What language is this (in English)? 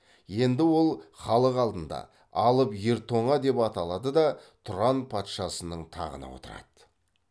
Kazakh